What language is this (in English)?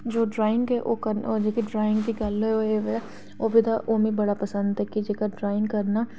Dogri